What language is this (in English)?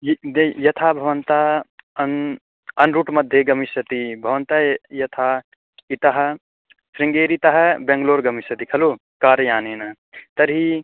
Sanskrit